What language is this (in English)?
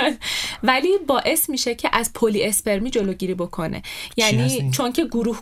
Persian